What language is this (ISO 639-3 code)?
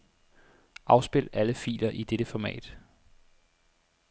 dan